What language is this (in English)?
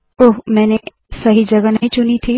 Hindi